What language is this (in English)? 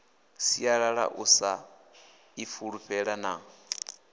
Venda